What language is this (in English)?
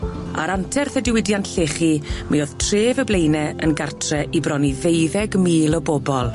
Welsh